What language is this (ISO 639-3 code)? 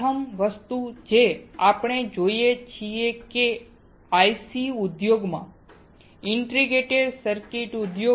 guj